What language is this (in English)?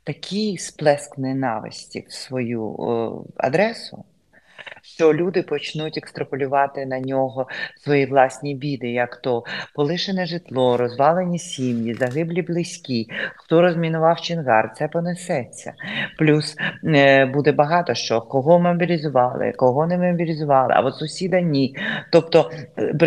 Ukrainian